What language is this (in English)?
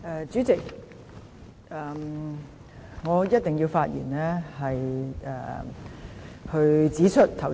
Cantonese